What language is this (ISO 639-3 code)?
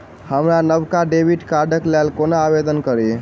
mai